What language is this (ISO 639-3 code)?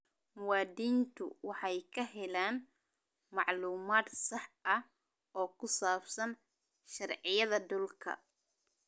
som